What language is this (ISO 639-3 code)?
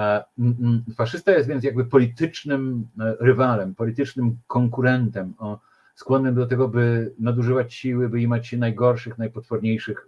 pol